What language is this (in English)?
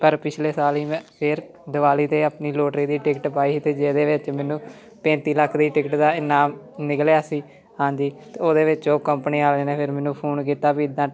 Punjabi